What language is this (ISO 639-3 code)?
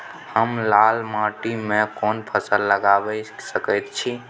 mai